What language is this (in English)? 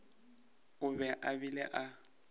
Northern Sotho